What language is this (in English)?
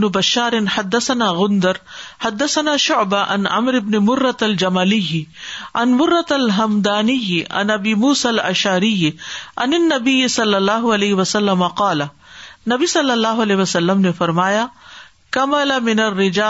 Urdu